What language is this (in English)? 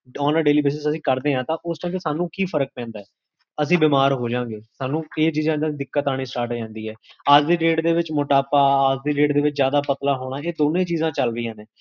Punjabi